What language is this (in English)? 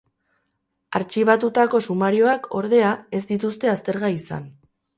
Basque